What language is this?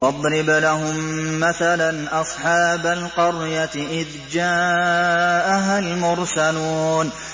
Arabic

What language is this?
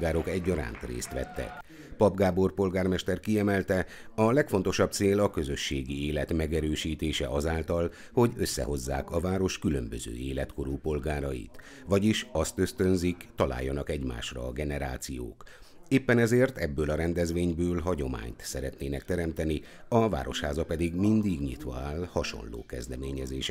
Hungarian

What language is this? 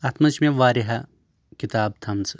Kashmiri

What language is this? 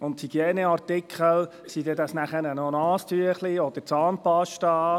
Swiss German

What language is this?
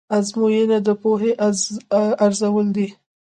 Pashto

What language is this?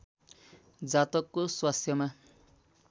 Nepali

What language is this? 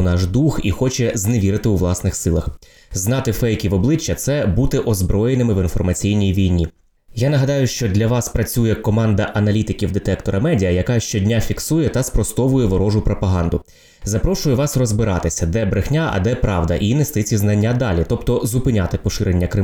Ukrainian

